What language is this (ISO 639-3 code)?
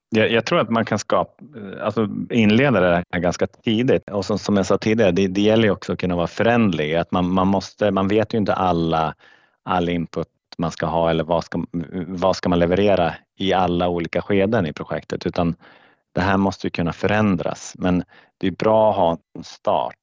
swe